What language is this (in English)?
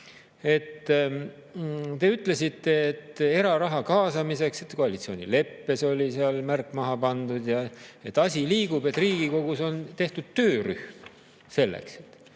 Estonian